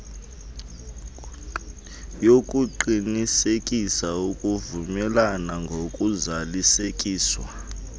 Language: Xhosa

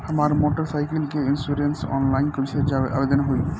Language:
Bhojpuri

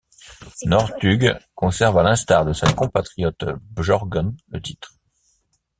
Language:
French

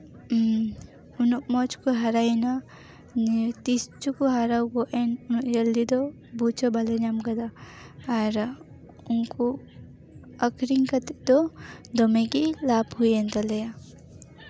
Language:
Santali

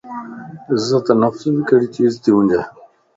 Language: Lasi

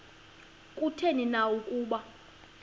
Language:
Xhosa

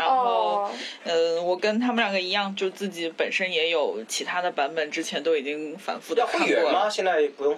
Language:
Chinese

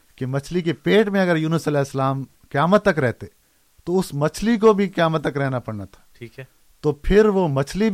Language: Urdu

